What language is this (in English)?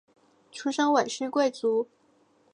Chinese